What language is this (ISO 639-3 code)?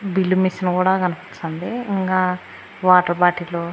tel